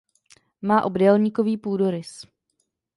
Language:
Czech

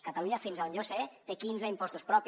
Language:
Catalan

